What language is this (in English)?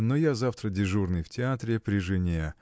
Russian